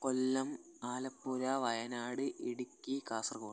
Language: Malayalam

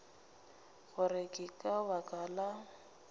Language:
Northern Sotho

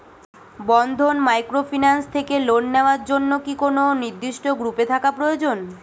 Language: Bangla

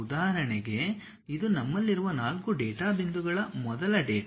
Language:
Kannada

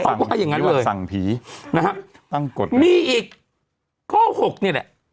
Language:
Thai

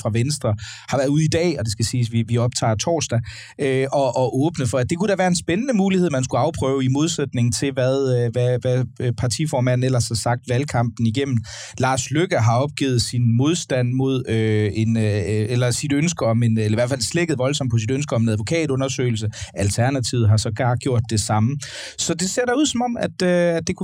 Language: Danish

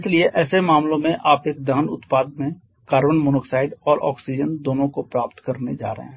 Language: Hindi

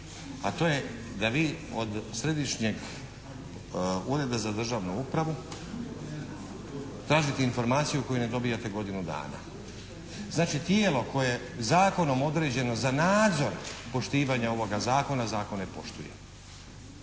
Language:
Croatian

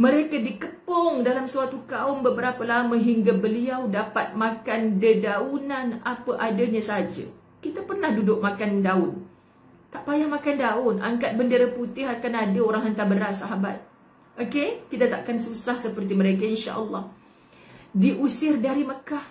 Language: Malay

